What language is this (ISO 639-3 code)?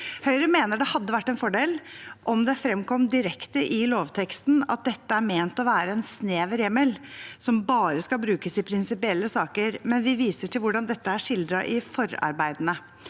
nor